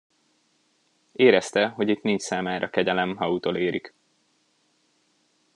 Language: Hungarian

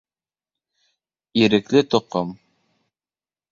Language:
Bashkir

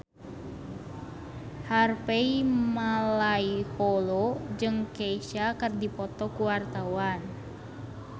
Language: Sundanese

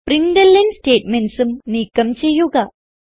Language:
Malayalam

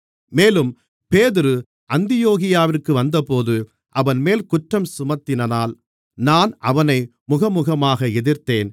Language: Tamil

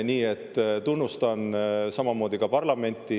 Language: Estonian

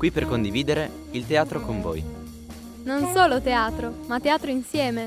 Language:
Italian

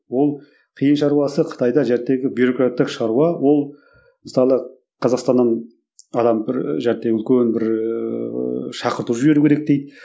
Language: Kazakh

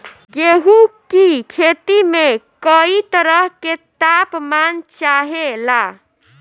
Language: Bhojpuri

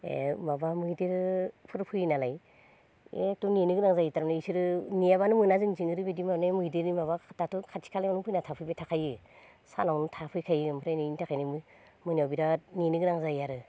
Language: Bodo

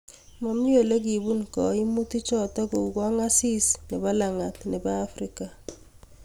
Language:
Kalenjin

